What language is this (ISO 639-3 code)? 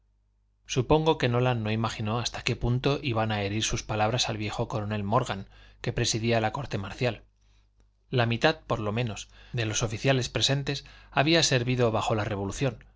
spa